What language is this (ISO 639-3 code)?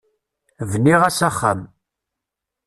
kab